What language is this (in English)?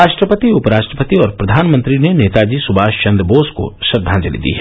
Hindi